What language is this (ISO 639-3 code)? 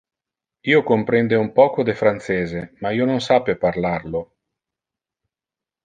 ina